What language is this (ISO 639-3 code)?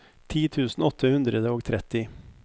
nor